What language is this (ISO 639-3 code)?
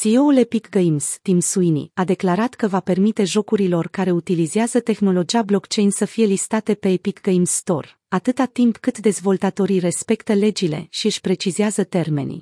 ron